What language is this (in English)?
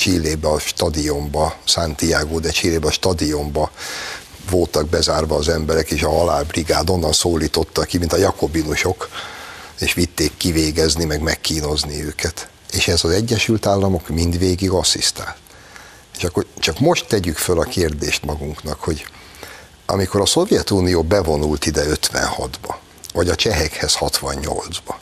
Hungarian